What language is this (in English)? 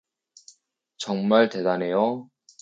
Korean